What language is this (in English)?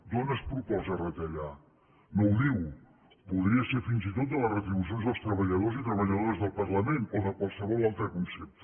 Catalan